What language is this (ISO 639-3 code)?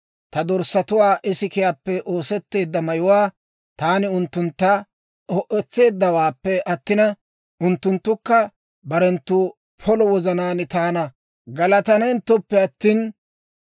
dwr